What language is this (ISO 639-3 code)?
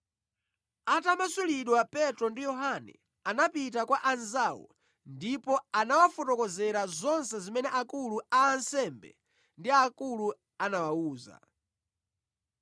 nya